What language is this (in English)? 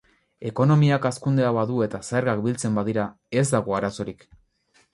Basque